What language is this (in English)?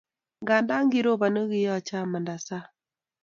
Kalenjin